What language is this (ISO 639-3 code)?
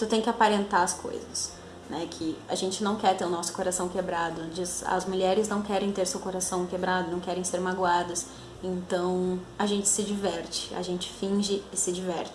por